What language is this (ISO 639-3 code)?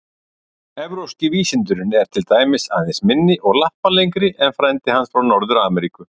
isl